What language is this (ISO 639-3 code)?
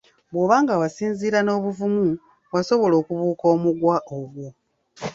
lug